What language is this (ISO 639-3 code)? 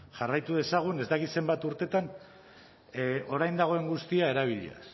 eus